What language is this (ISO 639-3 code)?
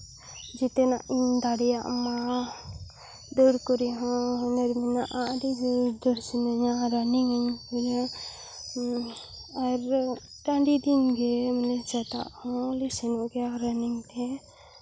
sat